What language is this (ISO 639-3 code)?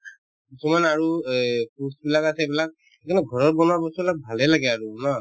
asm